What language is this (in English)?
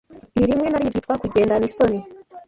Kinyarwanda